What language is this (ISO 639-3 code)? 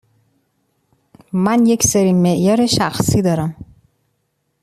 fas